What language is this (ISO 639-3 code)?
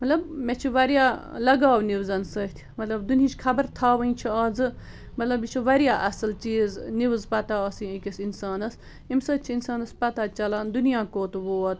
kas